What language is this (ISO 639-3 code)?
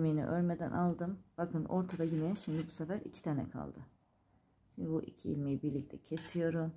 tur